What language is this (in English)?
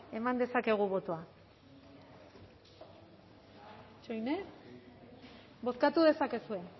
Basque